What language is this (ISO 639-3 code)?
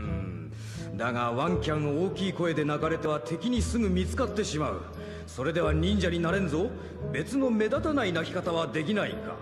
jpn